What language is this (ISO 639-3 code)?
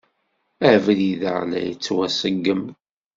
kab